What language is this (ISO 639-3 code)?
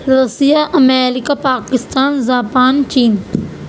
urd